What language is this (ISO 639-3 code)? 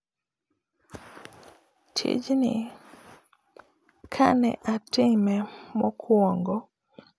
luo